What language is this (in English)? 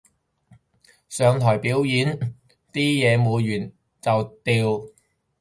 Cantonese